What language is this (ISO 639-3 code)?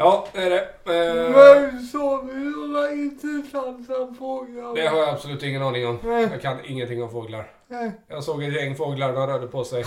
swe